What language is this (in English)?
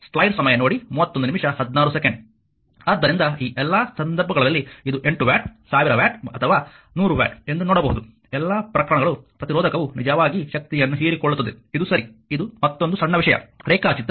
Kannada